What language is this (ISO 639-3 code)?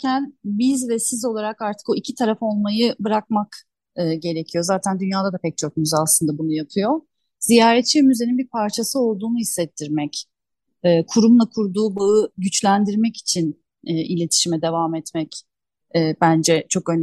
tur